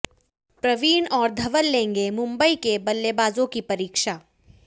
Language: Hindi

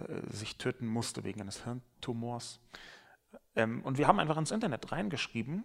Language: German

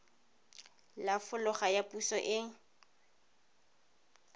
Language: Tswana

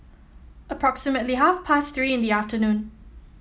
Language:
English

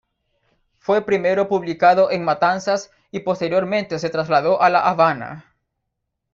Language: Spanish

